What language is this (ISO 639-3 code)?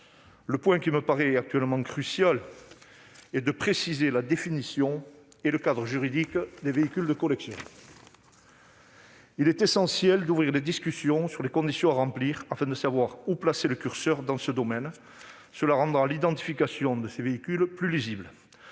fra